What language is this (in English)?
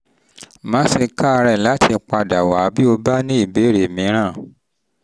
Yoruba